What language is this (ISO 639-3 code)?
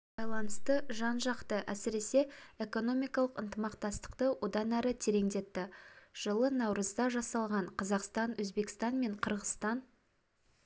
kaz